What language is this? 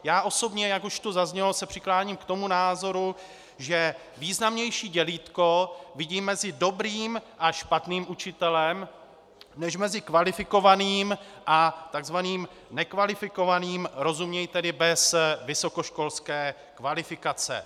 Czech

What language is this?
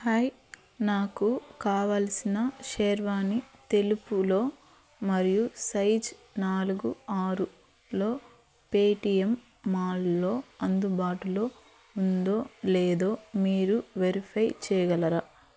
Telugu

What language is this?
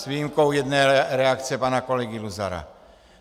Czech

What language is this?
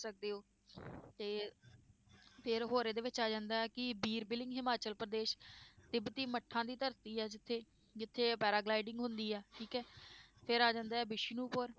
Punjabi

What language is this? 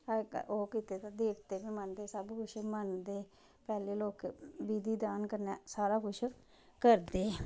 Dogri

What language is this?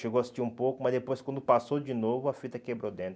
Portuguese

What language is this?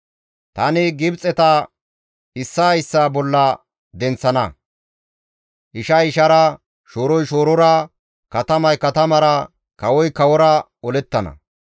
Gamo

